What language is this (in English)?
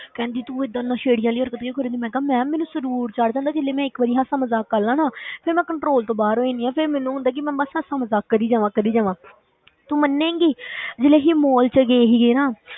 Punjabi